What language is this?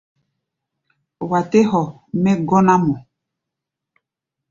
Gbaya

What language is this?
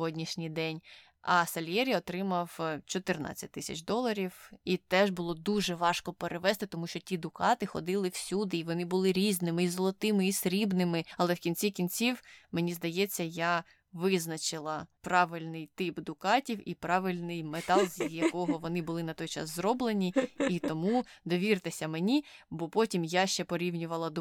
Ukrainian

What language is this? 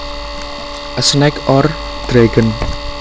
Javanese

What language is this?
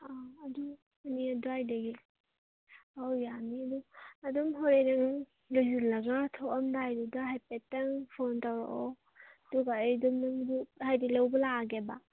Manipuri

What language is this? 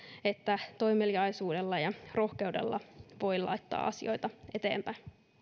Finnish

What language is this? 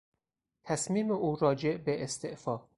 Persian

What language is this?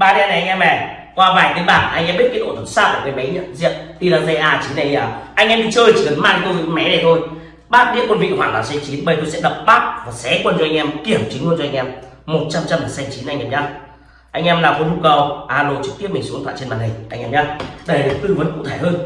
Vietnamese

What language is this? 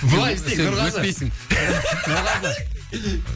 Kazakh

